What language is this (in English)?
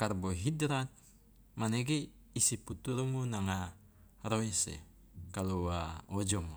Loloda